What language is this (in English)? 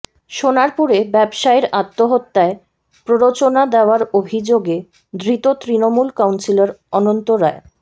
Bangla